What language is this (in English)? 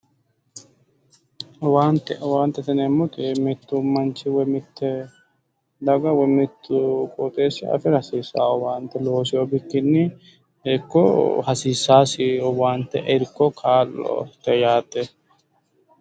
Sidamo